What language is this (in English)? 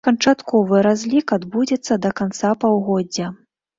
Belarusian